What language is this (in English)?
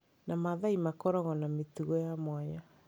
Kikuyu